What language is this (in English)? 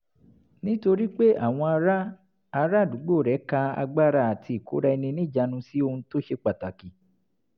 Yoruba